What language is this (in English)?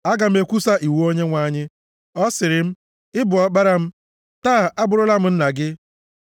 Igbo